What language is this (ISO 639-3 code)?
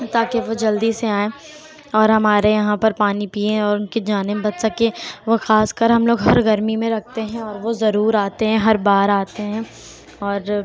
urd